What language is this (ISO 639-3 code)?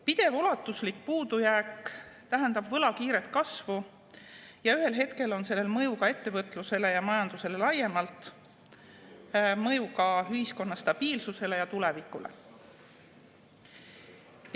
est